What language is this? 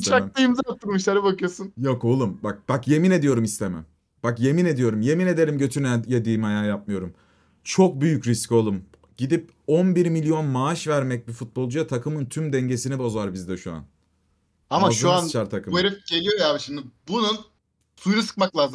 Turkish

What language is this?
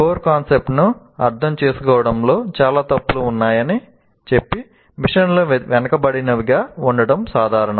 Telugu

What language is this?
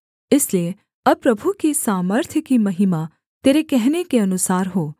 Hindi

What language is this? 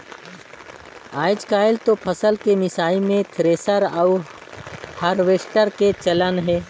Chhattisgarhi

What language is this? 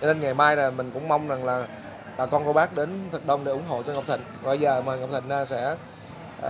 Vietnamese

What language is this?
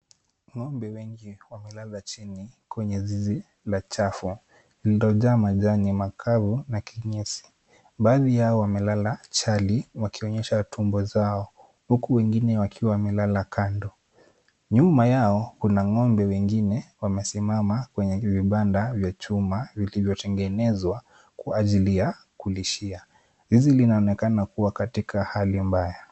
Swahili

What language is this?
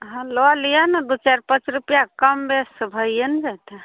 Maithili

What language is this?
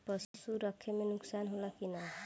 Bhojpuri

